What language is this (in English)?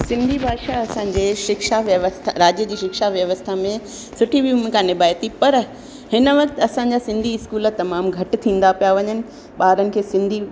Sindhi